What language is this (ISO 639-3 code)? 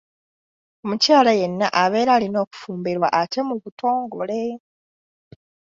lug